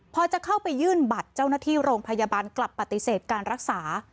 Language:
Thai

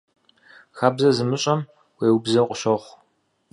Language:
Kabardian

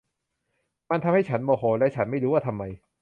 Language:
Thai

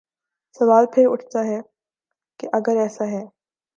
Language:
Urdu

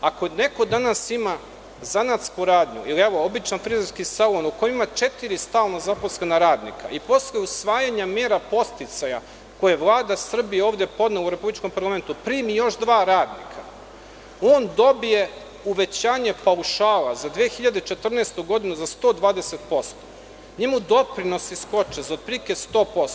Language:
Serbian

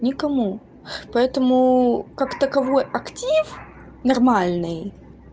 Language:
Russian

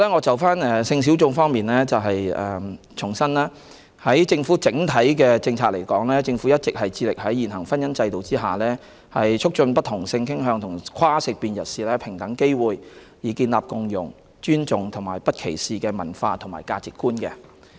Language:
Cantonese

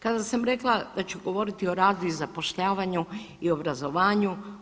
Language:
Croatian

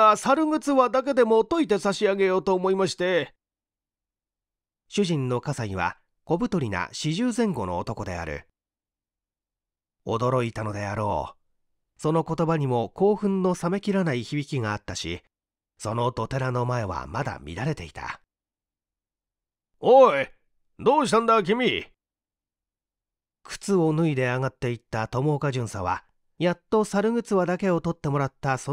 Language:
Japanese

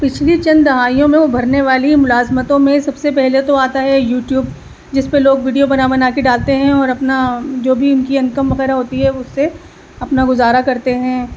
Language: Urdu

